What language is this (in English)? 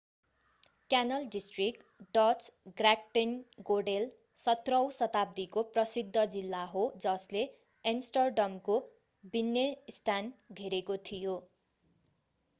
Nepali